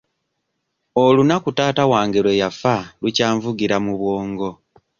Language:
Ganda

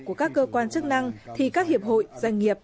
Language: Vietnamese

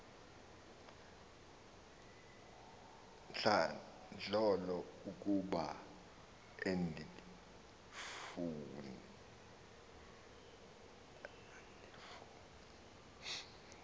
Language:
Xhosa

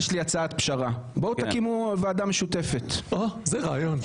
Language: Hebrew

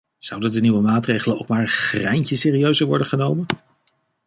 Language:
Dutch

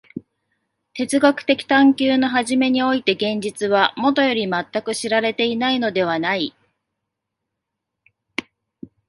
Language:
Japanese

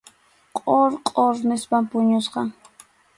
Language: Arequipa-La Unión Quechua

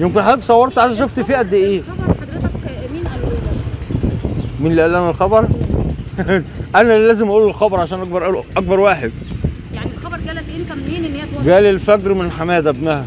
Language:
Arabic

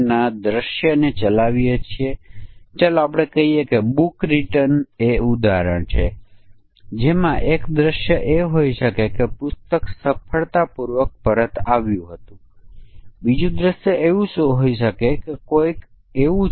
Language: Gujarati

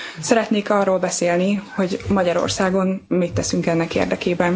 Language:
Hungarian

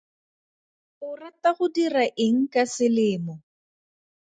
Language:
Tswana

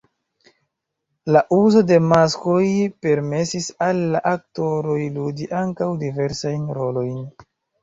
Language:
Esperanto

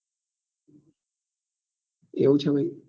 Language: Gujarati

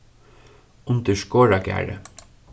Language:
Faroese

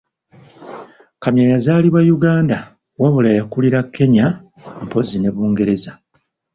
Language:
Ganda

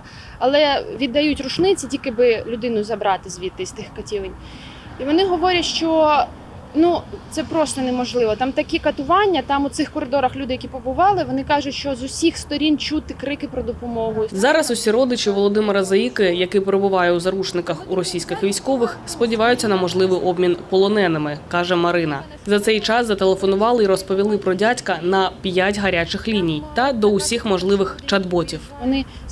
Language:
Ukrainian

